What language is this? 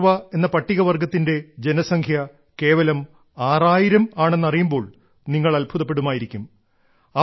Malayalam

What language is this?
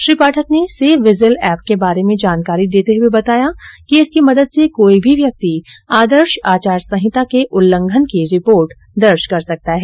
Hindi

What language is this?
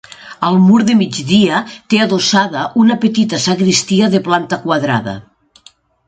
Catalan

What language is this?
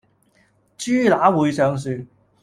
Cantonese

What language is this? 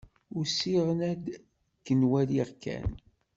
Kabyle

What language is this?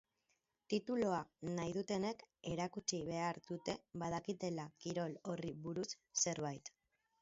Basque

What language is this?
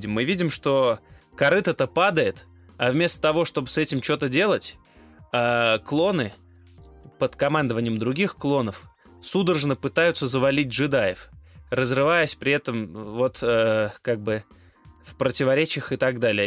Russian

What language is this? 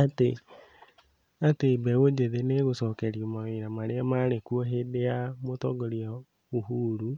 Kikuyu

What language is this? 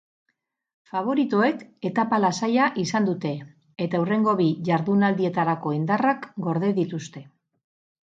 Basque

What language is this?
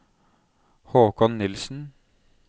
Norwegian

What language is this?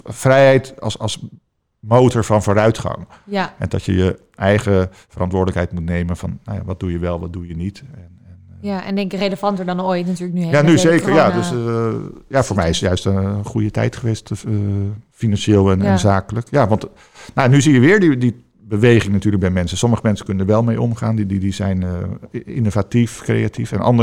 Dutch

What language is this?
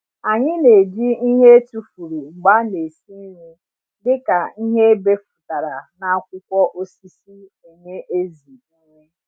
Igbo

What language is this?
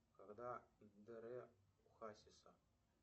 Russian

